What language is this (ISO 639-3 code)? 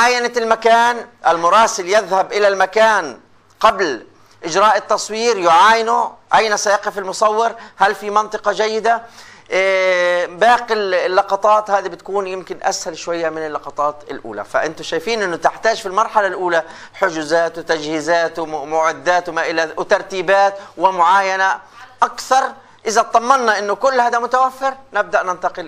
ara